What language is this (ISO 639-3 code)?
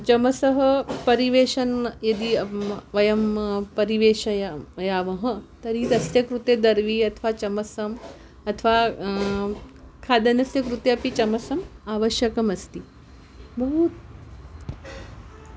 san